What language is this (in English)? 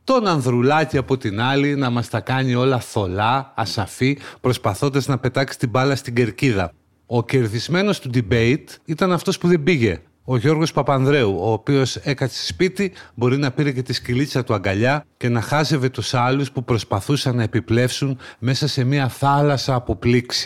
Greek